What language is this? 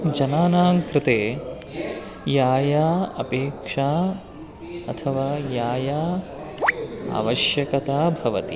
Sanskrit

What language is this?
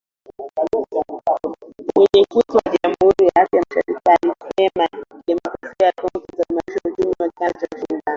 Swahili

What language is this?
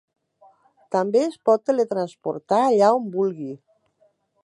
Catalan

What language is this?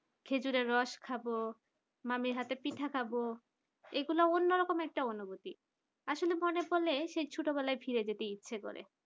Bangla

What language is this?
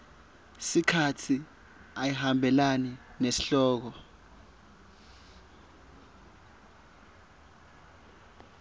Swati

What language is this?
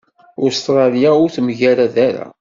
Kabyle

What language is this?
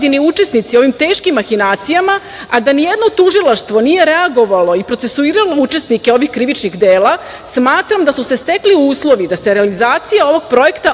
Serbian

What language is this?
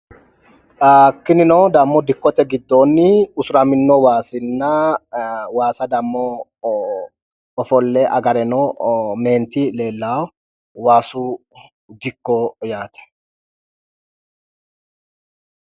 Sidamo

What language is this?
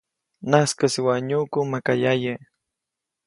Copainalá Zoque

